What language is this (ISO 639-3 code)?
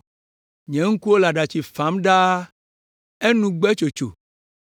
ewe